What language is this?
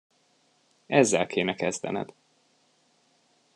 Hungarian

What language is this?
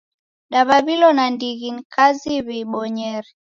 Taita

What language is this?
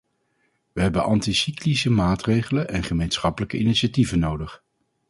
Dutch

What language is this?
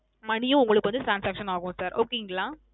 Tamil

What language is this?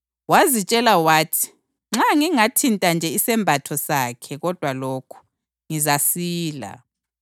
North Ndebele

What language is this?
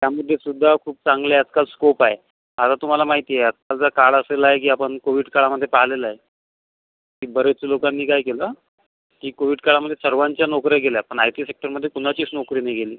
Marathi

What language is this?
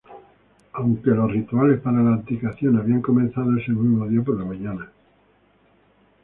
Spanish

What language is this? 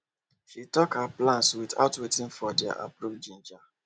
Nigerian Pidgin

